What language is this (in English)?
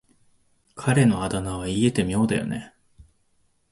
Japanese